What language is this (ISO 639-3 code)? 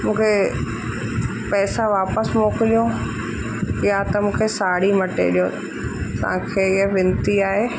snd